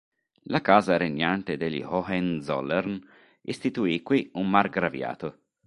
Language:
Italian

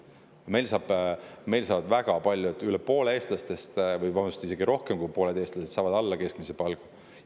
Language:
Estonian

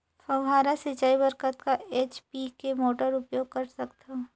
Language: Chhattisgarhi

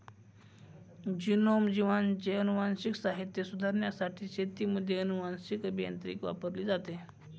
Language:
Marathi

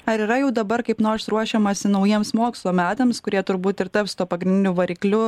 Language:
Lithuanian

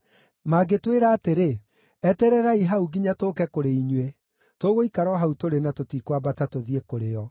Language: Kikuyu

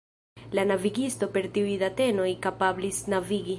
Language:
Esperanto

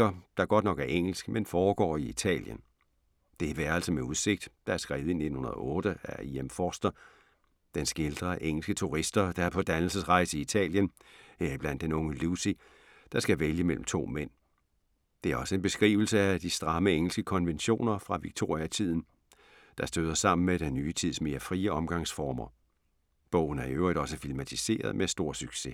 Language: Danish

